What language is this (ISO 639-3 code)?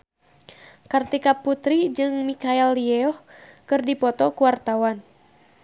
sun